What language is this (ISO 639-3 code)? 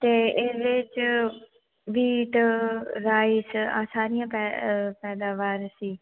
pan